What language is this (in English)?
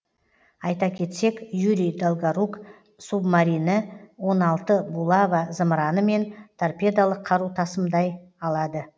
Kazakh